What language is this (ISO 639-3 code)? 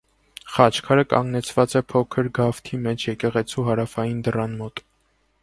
hye